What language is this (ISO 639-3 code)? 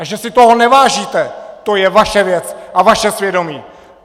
ces